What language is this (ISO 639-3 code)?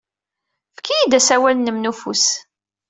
kab